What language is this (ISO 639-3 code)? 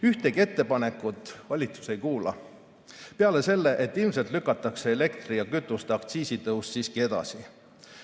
est